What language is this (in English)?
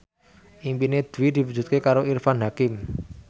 Javanese